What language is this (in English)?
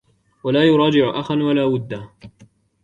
Arabic